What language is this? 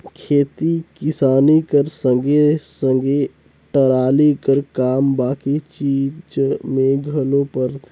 Chhattisgarhi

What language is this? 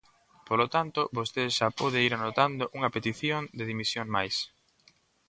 Galician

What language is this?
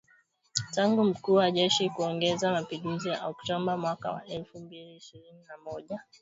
Swahili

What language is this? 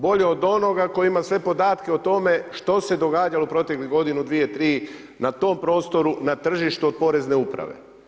Croatian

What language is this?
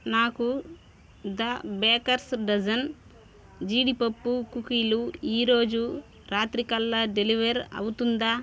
Telugu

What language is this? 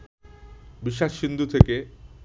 Bangla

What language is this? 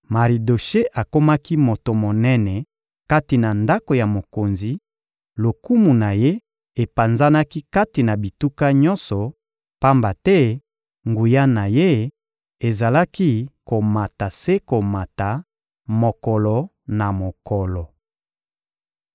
Lingala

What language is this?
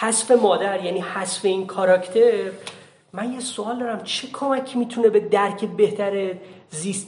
Persian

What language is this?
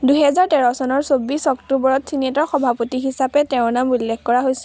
Assamese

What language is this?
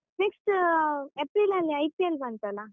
Kannada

